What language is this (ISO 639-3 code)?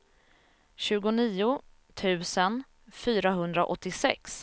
swe